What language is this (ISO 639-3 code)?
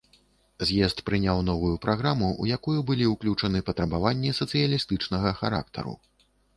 bel